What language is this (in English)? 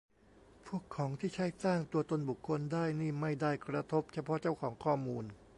Thai